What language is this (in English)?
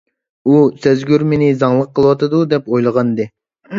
Uyghur